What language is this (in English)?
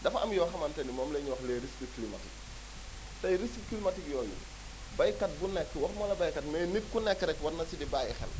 Wolof